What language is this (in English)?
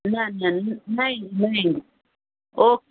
Sindhi